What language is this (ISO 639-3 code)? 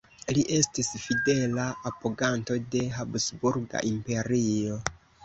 epo